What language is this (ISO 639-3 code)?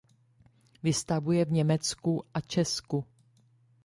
ces